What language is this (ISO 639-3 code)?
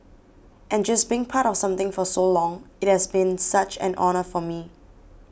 eng